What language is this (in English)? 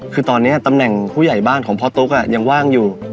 Thai